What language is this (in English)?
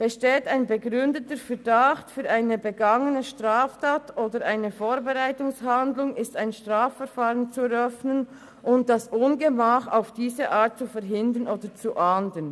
Swiss German